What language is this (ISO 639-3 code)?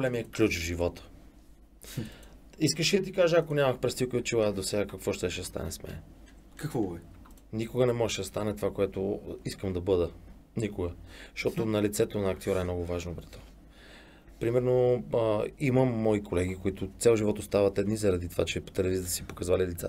bul